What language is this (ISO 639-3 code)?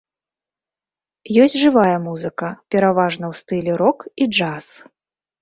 bel